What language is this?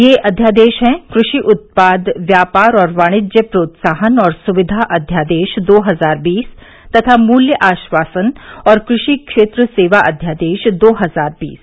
Hindi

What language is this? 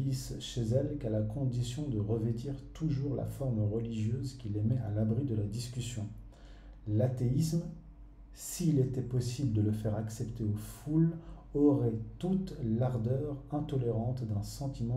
French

